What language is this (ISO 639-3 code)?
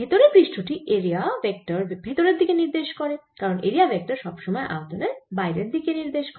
ben